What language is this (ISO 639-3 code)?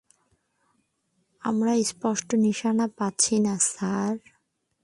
ben